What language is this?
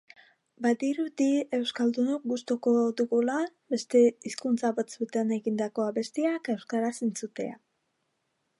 Basque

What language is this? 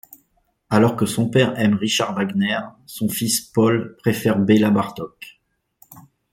French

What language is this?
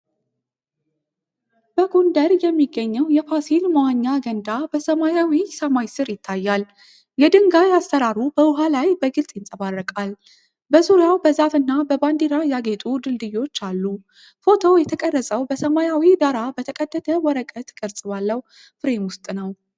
Amharic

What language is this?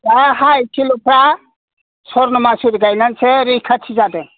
Bodo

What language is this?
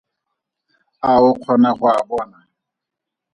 Tswana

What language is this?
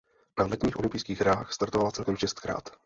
Czech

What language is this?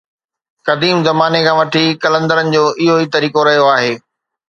Sindhi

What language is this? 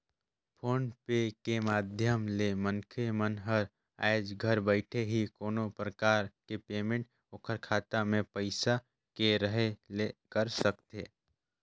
Chhattisgarhi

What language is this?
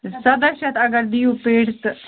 Kashmiri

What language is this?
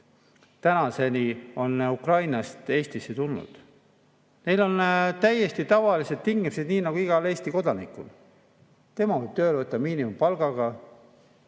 Estonian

